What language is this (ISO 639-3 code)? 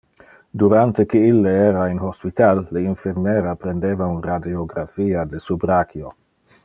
ina